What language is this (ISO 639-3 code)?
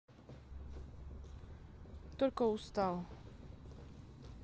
rus